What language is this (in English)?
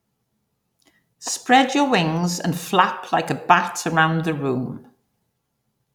English